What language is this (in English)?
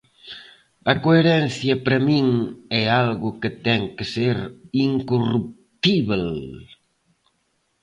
Galician